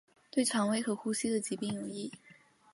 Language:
Chinese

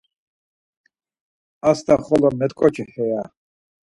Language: Laz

